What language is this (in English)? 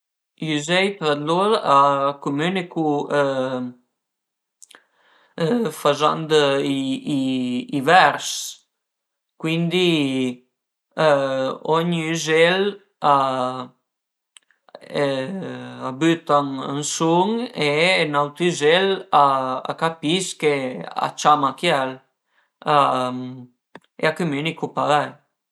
Piedmontese